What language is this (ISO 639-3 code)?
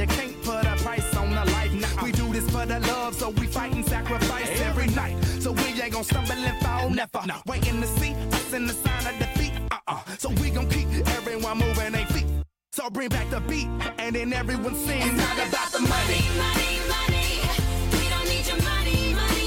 msa